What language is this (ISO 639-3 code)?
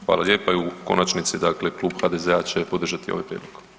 hrv